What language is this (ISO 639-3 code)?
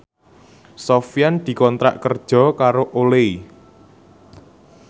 jav